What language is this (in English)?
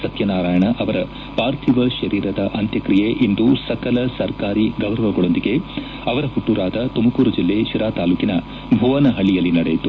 Kannada